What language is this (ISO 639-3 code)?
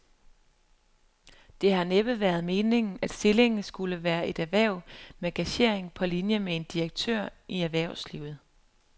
dan